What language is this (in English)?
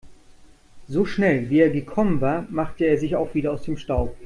German